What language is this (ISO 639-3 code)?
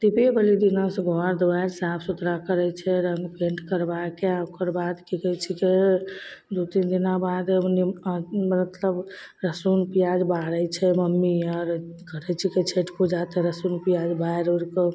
mai